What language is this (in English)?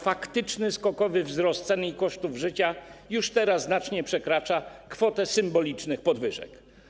Polish